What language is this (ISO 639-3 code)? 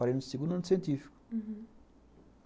por